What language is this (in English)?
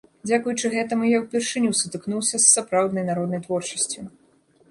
Belarusian